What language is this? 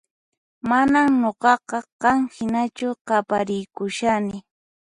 Puno Quechua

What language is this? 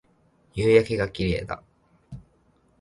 Japanese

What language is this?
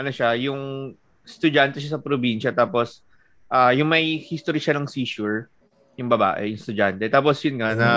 Filipino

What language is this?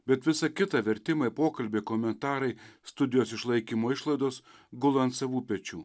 Lithuanian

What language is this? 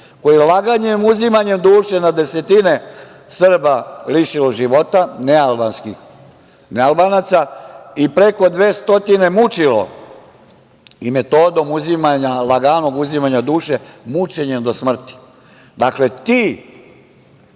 Serbian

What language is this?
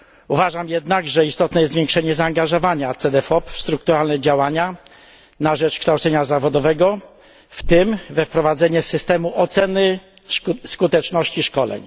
Polish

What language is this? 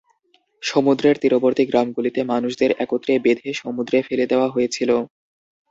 Bangla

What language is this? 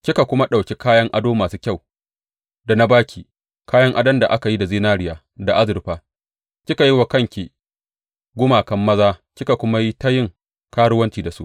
Hausa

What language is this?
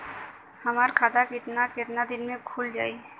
Bhojpuri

